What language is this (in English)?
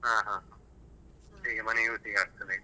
Kannada